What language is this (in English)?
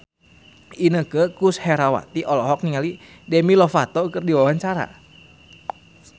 Sundanese